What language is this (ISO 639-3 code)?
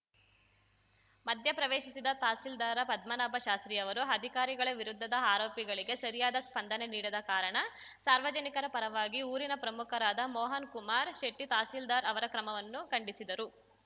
kan